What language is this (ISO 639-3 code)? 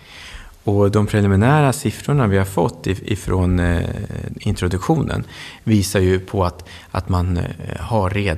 swe